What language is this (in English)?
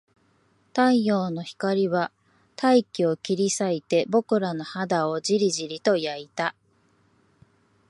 Japanese